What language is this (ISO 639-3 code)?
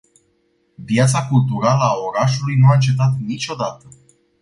ron